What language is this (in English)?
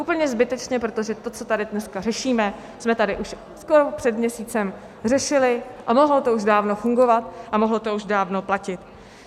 Czech